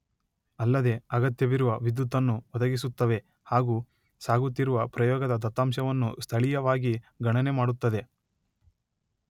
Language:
Kannada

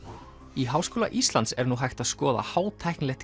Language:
Icelandic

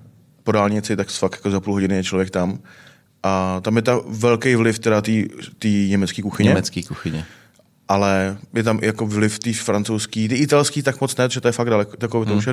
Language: Czech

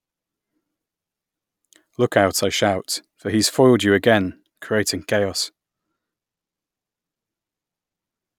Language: English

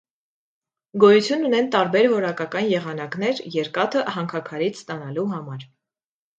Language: Armenian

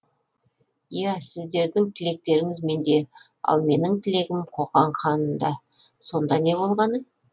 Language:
Kazakh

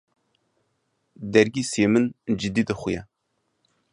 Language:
Kurdish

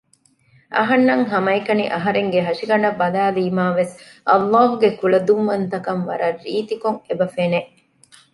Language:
Divehi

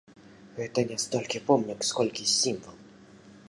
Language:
Belarusian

